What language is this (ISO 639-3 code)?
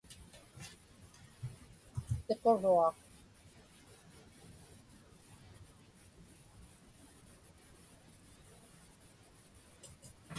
ipk